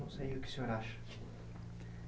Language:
Portuguese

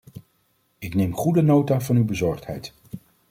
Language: Dutch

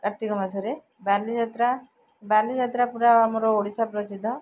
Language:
Odia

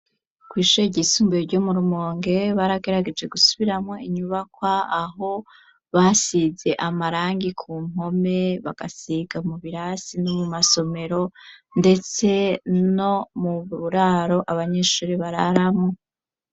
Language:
Rundi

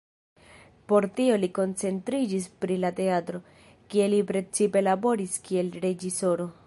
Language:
Esperanto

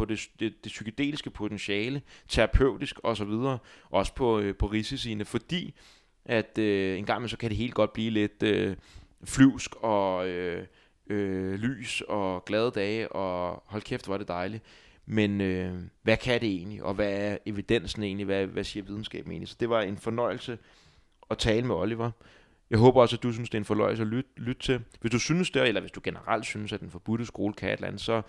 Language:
Danish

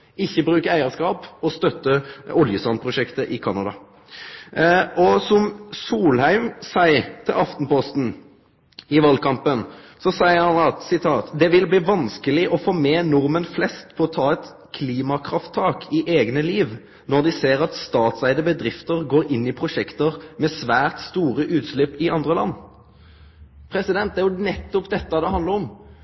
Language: Norwegian Nynorsk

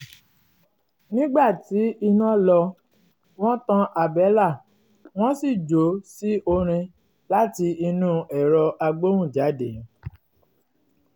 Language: Yoruba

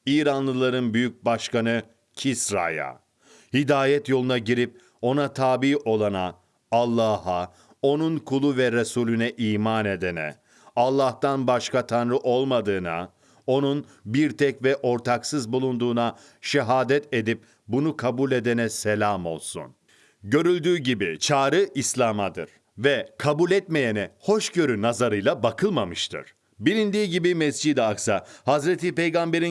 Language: Turkish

